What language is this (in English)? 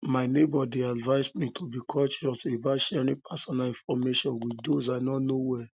Nigerian Pidgin